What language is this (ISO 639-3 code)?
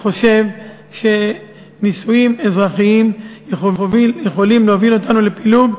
heb